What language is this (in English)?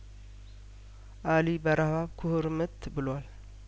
Amharic